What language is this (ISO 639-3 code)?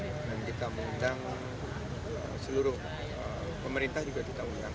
ind